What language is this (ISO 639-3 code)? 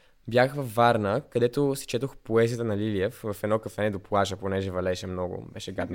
bul